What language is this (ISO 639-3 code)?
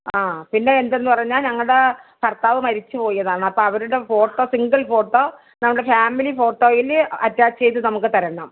mal